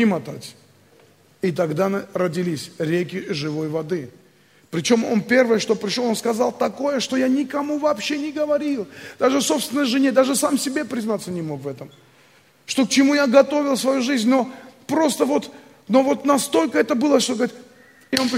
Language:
Russian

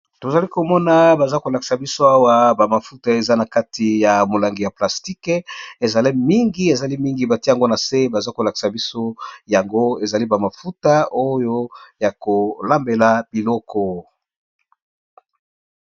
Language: Lingala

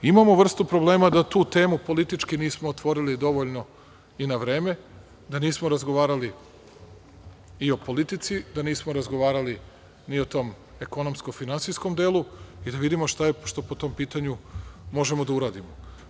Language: Serbian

